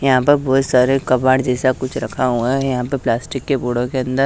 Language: Hindi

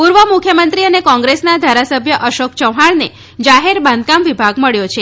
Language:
Gujarati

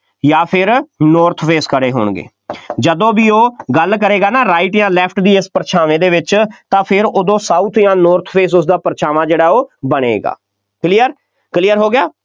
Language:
Punjabi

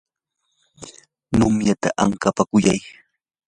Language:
Yanahuanca Pasco Quechua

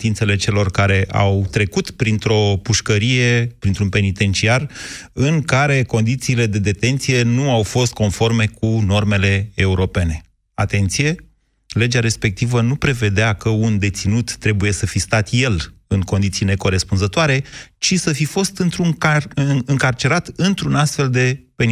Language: Romanian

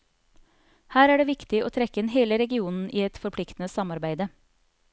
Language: Norwegian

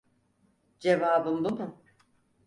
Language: Turkish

